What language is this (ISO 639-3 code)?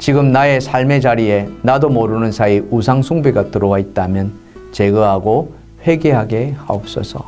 kor